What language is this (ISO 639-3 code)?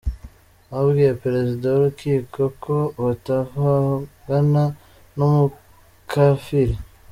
kin